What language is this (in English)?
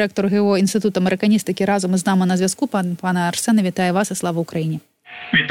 Ukrainian